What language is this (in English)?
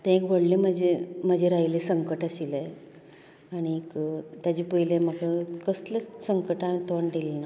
Konkani